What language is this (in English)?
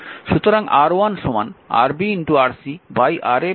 Bangla